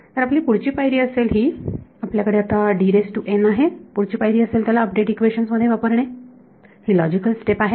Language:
Marathi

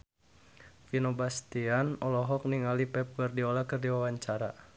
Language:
Sundanese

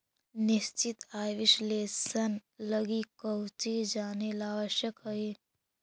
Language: Magahi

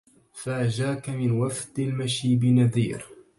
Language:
Arabic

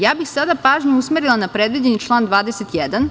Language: Serbian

